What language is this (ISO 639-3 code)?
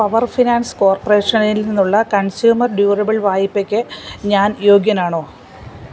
mal